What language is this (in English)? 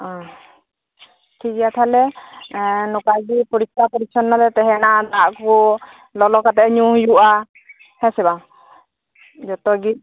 Santali